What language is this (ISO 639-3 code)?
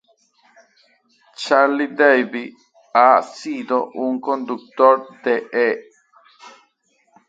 spa